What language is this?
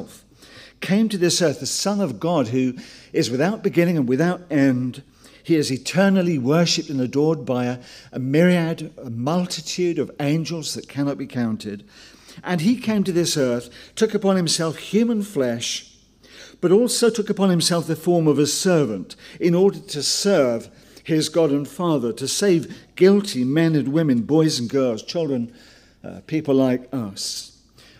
English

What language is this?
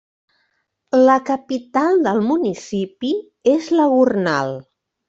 Catalan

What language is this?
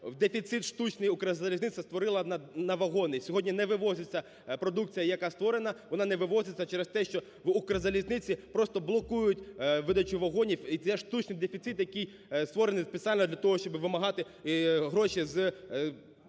Ukrainian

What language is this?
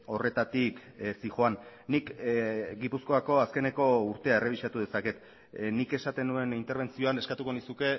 Basque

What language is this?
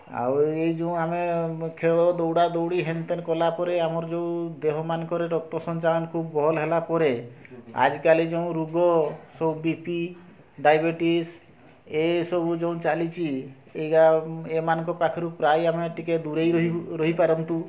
Odia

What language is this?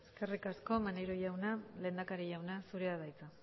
Basque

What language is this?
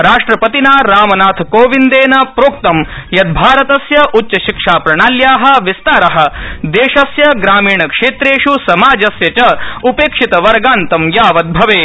Sanskrit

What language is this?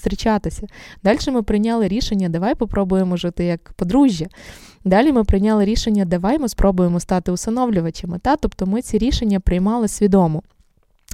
Ukrainian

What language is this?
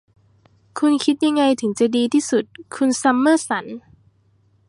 Thai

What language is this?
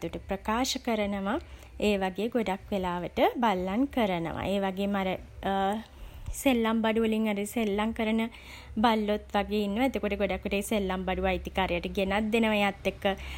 Sinhala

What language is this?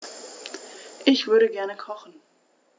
German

